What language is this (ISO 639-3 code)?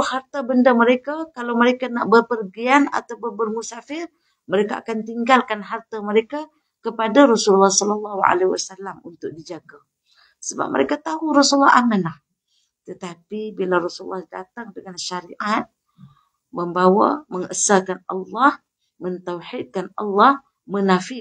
msa